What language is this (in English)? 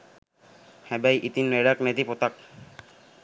Sinhala